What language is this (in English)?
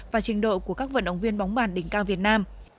Vietnamese